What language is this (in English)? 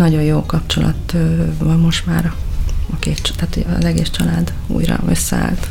Hungarian